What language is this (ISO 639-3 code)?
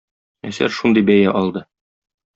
tat